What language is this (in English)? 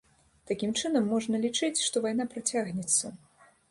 Belarusian